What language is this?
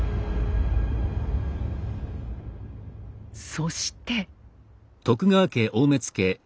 Japanese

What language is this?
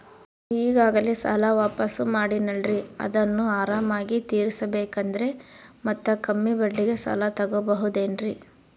Kannada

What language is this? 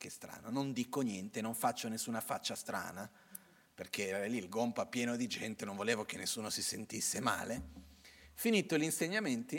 Italian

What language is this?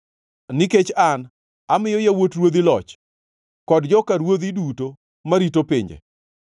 Luo (Kenya and Tanzania)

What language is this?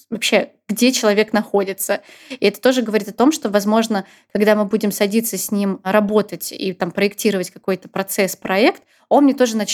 Russian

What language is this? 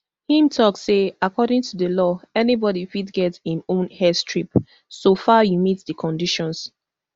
Nigerian Pidgin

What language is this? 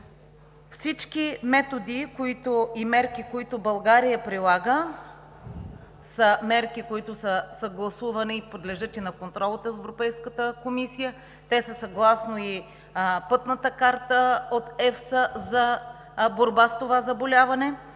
Bulgarian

